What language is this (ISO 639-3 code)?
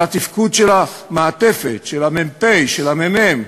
heb